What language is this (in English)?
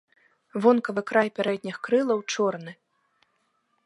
Belarusian